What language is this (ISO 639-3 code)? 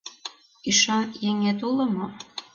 chm